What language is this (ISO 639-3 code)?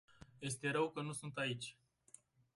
ron